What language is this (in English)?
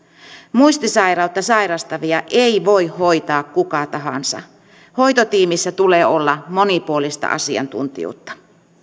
Finnish